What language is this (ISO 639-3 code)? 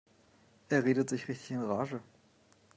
deu